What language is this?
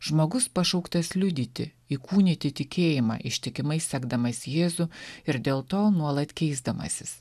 Lithuanian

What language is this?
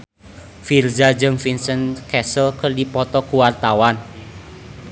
Sundanese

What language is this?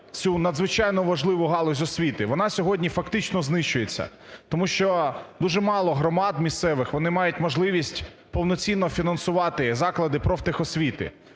Ukrainian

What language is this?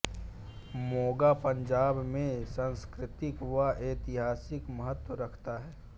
Hindi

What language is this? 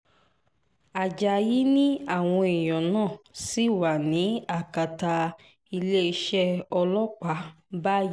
Yoruba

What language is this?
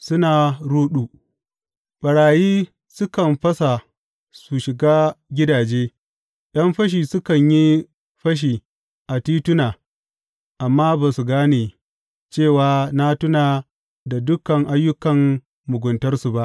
Hausa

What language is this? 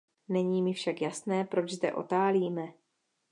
Czech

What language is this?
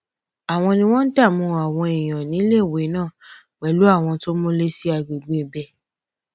Yoruba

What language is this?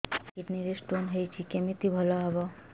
Odia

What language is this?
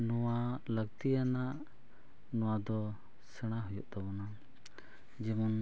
Santali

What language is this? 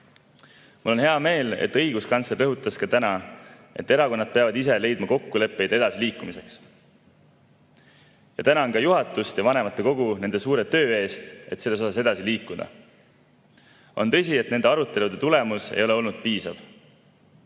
Estonian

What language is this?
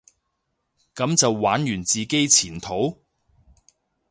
Cantonese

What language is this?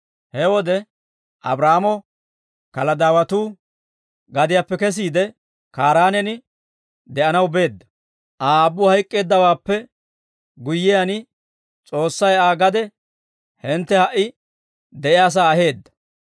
Dawro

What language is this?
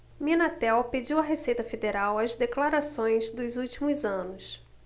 Portuguese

